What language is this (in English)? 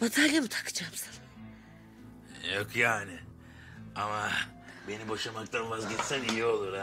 Turkish